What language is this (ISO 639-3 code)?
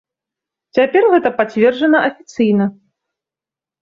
bel